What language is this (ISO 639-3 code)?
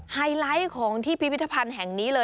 tha